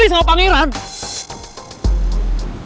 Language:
Indonesian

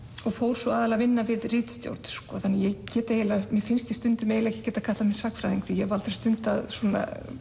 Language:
Icelandic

